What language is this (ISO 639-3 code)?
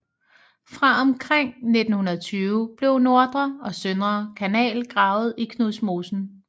dan